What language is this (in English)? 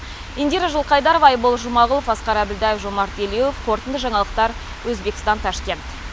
Kazakh